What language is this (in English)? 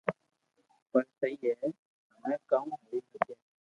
Loarki